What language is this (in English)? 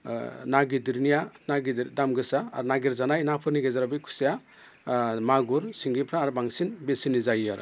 Bodo